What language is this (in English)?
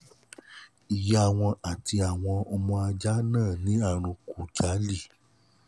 Yoruba